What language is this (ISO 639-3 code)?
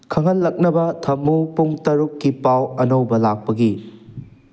mni